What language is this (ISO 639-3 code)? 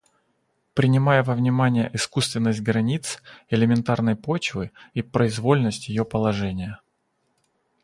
rus